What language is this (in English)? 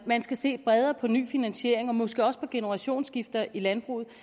Danish